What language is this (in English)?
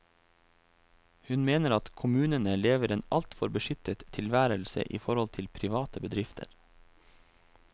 Norwegian